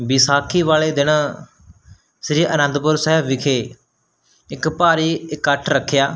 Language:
Punjabi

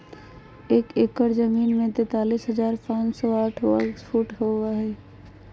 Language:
Magahi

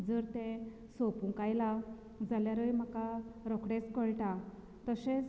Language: Konkani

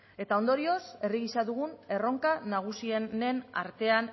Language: Basque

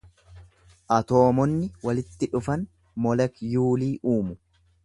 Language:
Oromo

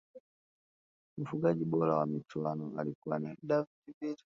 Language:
Swahili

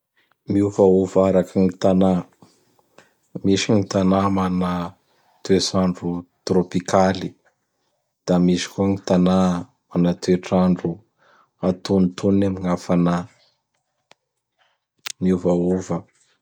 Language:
Bara Malagasy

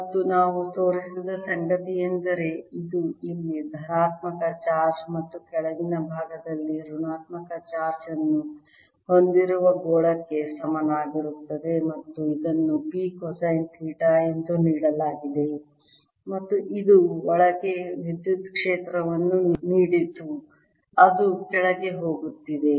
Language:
Kannada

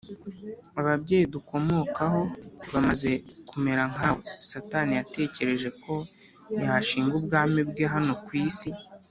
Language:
Kinyarwanda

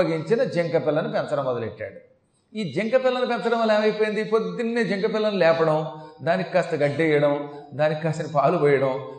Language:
Telugu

